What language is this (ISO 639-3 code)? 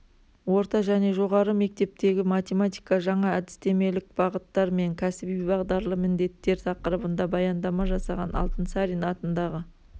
kaz